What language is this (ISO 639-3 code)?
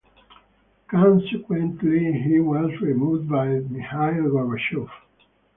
eng